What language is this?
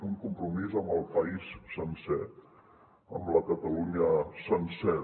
Catalan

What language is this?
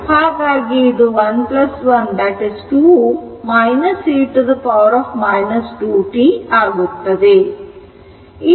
Kannada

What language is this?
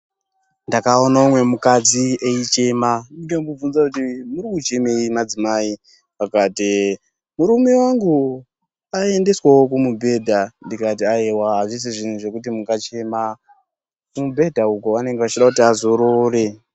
Ndau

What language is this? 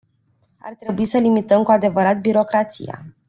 Romanian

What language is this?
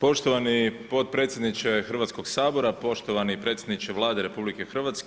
Croatian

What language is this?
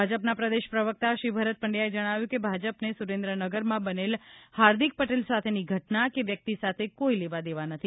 Gujarati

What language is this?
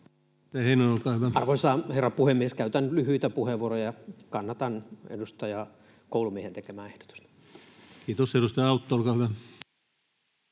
Finnish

